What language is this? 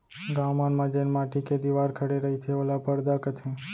Chhattisgarhi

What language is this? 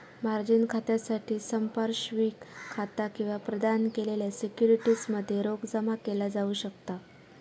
Marathi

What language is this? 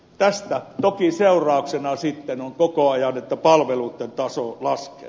Finnish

